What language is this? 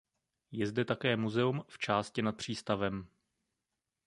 Czech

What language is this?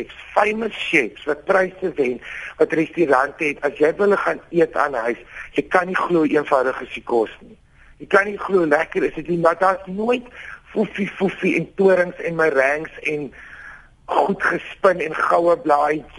Dutch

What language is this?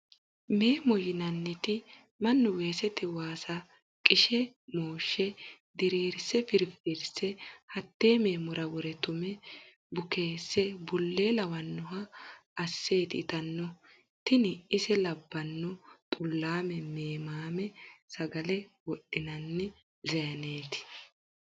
Sidamo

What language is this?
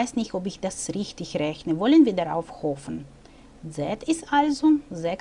German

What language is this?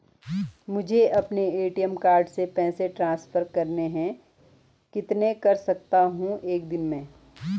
Hindi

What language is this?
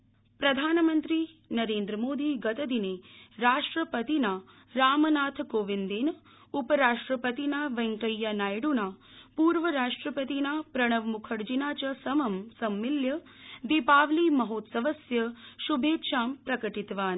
Sanskrit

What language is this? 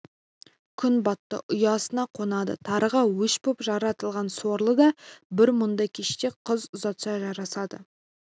Kazakh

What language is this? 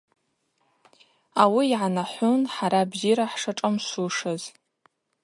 Abaza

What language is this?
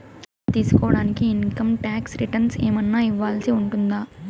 Telugu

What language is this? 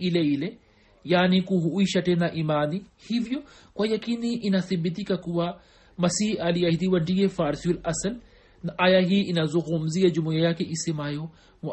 Swahili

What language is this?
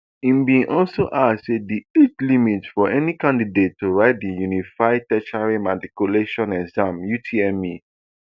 Nigerian Pidgin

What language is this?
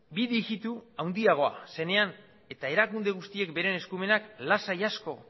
Basque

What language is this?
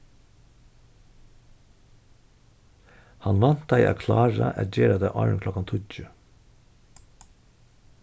Faroese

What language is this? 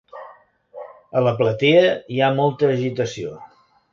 Catalan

